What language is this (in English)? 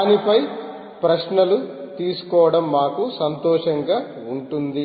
Telugu